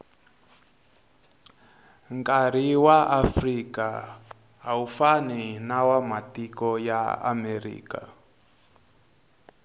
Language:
Tsonga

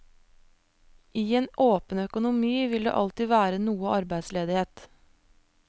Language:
Norwegian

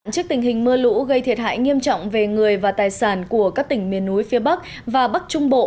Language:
Vietnamese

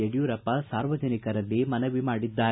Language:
Kannada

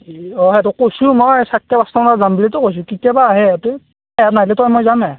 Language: Assamese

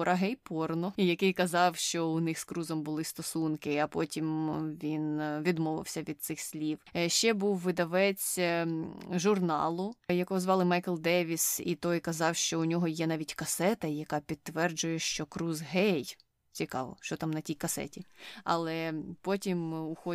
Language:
Ukrainian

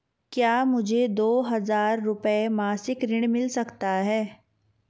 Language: Hindi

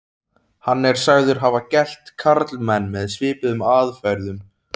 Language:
Icelandic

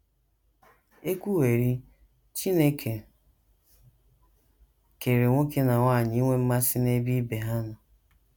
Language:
Igbo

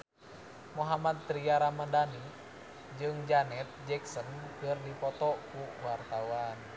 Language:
Sundanese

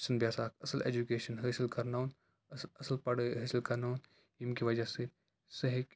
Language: Kashmiri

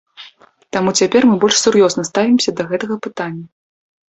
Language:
Belarusian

